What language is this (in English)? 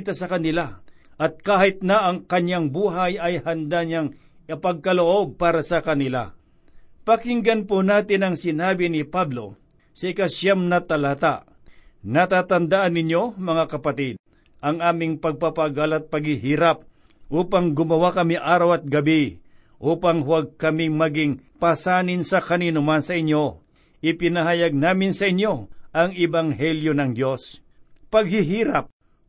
Filipino